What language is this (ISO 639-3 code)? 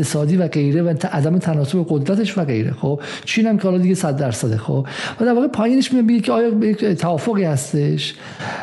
fas